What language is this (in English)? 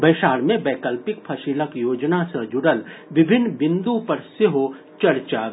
Maithili